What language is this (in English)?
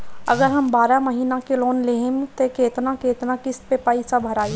Bhojpuri